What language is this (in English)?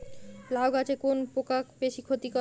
Bangla